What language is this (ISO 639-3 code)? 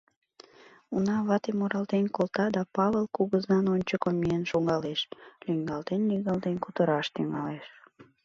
chm